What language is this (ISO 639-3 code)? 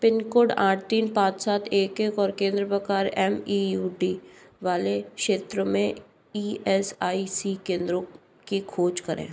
hin